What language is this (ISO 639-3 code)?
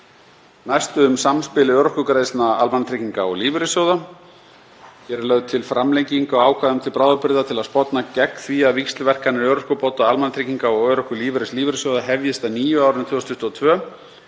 isl